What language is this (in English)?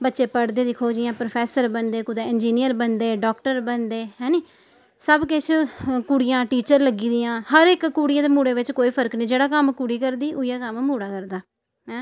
Dogri